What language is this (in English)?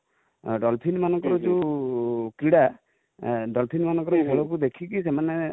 Odia